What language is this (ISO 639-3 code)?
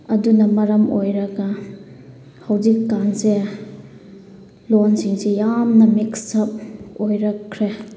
mni